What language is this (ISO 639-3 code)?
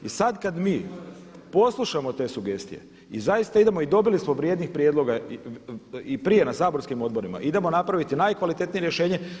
hrv